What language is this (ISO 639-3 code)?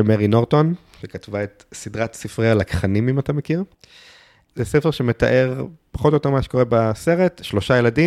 heb